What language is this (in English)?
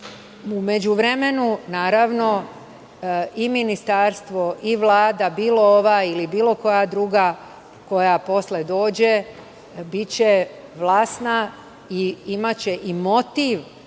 Serbian